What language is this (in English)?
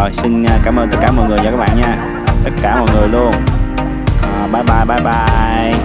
Vietnamese